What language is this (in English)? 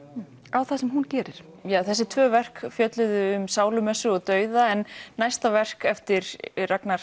Icelandic